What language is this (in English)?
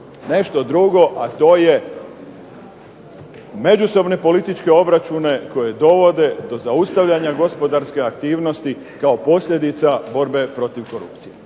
Croatian